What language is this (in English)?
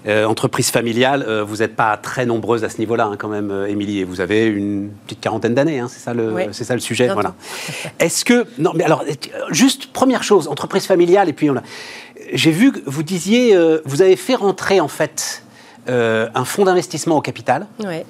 French